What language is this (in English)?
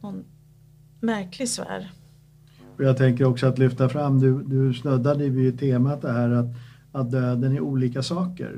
Swedish